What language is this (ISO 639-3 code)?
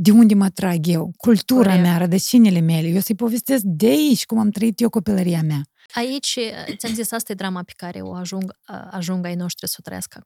ron